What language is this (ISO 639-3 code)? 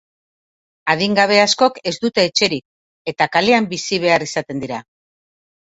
eus